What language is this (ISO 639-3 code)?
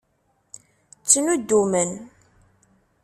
kab